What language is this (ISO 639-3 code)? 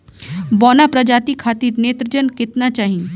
bho